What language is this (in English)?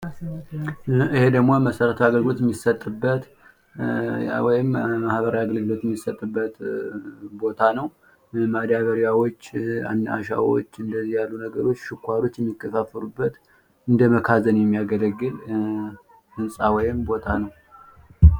Amharic